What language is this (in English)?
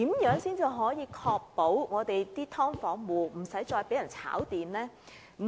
Cantonese